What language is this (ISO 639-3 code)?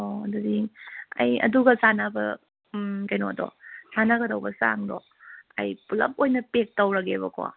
mni